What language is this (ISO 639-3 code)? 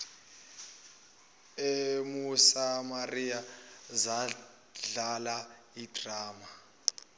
zul